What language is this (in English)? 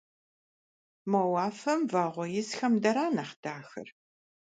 Kabardian